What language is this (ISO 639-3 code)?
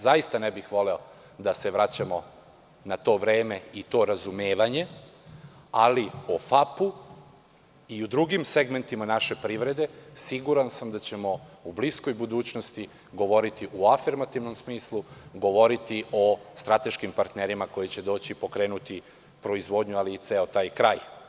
srp